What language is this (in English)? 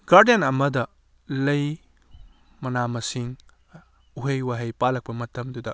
Manipuri